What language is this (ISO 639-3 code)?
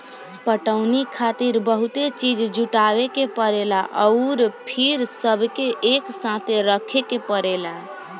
bho